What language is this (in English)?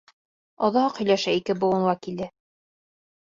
Bashkir